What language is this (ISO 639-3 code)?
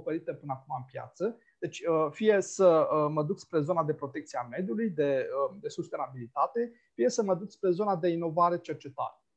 ron